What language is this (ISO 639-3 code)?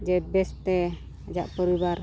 sat